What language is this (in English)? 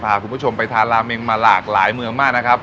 Thai